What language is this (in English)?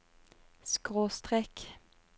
Norwegian